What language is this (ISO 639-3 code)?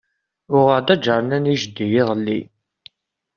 kab